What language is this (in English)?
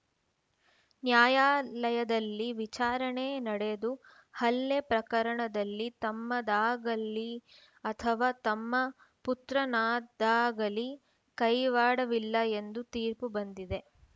Kannada